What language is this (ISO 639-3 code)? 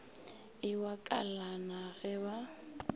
nso